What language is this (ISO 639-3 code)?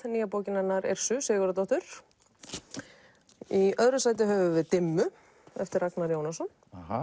isl